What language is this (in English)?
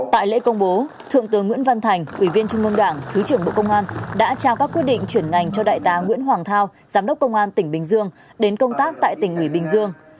Vietnamese